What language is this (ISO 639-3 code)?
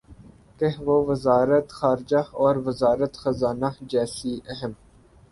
urd